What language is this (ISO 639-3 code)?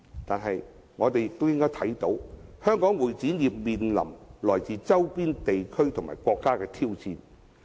yue